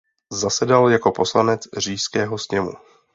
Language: Czech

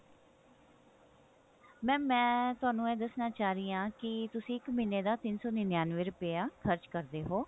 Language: Punjabi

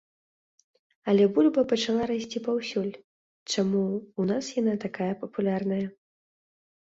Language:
Belarusian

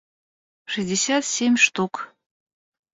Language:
Russian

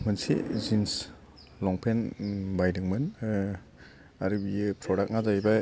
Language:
Bodo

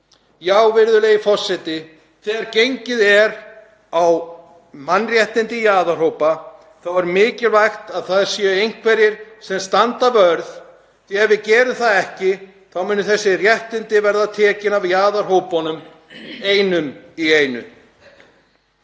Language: Icelandic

